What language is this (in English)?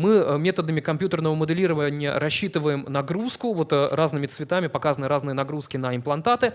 Russian